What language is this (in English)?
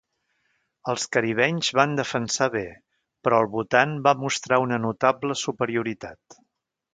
Catalan